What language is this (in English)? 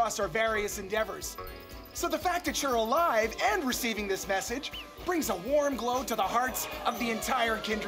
Japanese